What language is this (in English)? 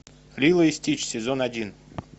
Russian